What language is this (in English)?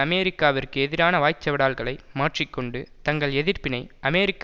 Tamil